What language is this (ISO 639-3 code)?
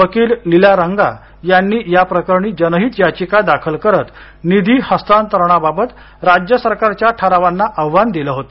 mar